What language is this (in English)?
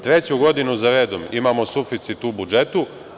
Serbian